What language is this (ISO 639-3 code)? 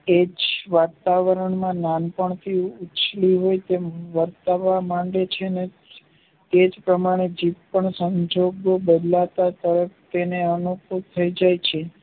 guj